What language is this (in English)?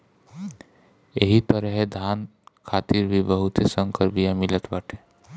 Bhojpuri